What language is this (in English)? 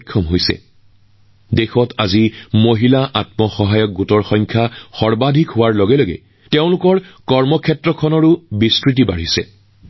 Assamese